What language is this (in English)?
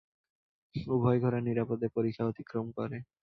Bangla